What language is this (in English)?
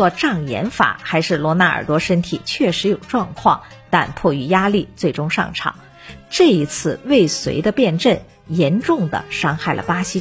Chinese